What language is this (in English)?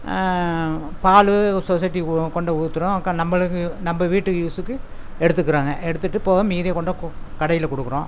Tamil